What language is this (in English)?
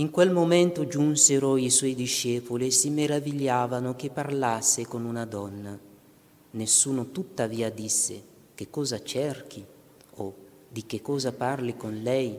Italian